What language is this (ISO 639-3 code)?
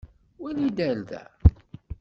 kab